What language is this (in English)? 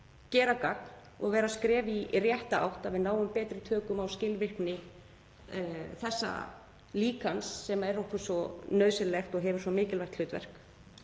Icelandic